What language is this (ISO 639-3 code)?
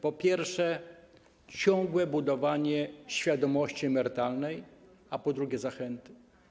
pol